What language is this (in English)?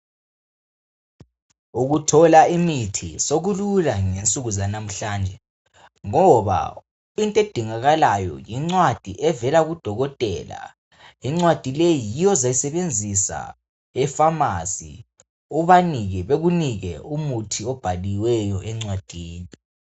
North Ndebele